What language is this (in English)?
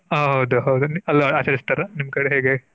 Kannada